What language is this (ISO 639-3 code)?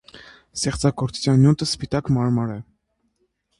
hye